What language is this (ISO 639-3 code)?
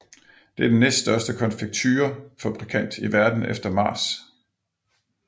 dan